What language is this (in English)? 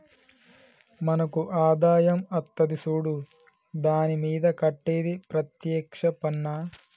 Telugu